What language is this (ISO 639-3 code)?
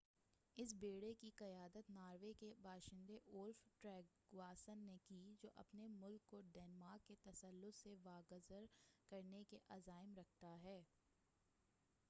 urd